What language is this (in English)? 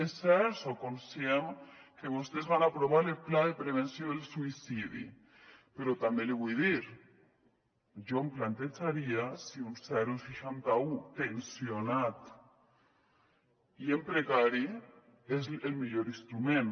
Catalan